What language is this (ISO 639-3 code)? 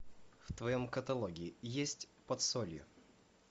rus